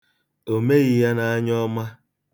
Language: Igbo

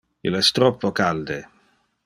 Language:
Interlingua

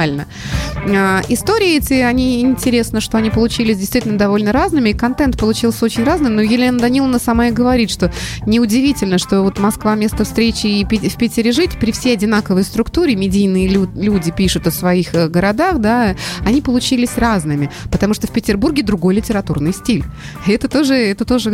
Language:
Russian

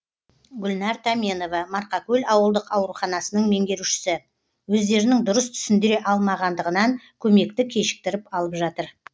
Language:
Kazakh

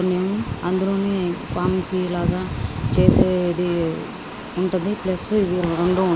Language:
Telugu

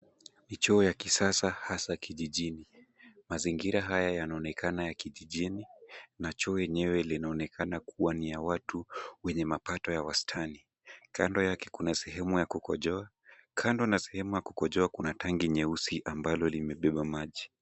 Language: Swahili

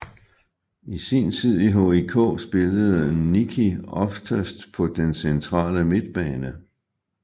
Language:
Danish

